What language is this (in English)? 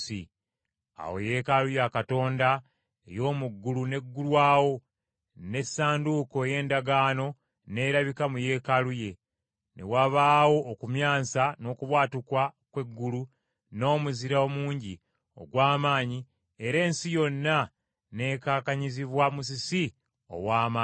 Ganda